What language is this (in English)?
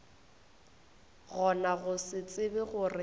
Northern Sotho